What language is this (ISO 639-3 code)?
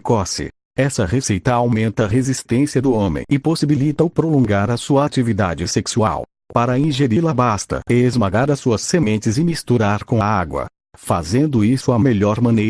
por